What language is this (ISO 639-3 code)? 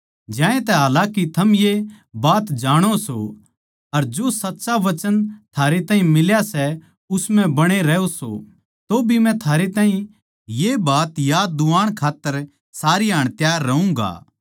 bgc